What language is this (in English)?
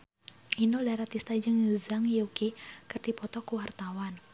Sundanese